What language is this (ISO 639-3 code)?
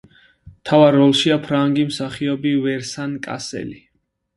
kat